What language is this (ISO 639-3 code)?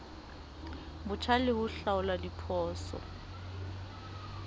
sot